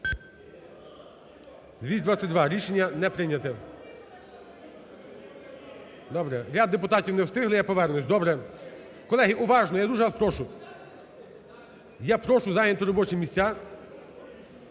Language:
Ukrainian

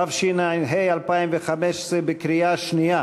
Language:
Hebrew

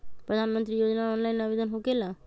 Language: Magahi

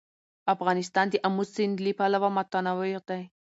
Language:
Pashto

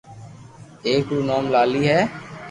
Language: Loarki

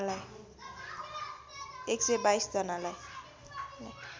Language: Nepali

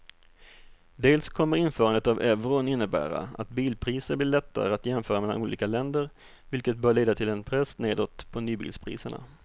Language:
Swedish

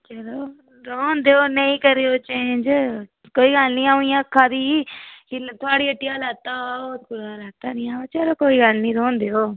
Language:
Dogri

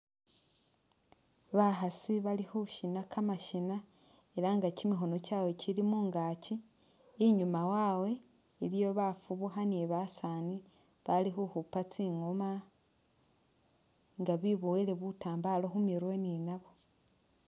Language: Masaaba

